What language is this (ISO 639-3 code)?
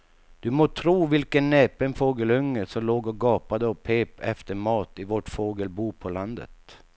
swe